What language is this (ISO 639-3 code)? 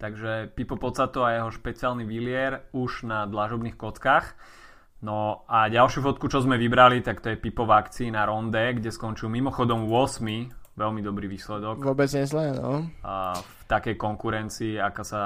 slk